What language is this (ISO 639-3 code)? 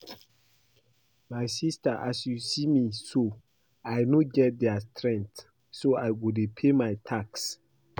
pcm